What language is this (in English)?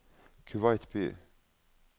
Norwegian